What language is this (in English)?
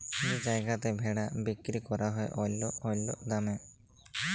Bangla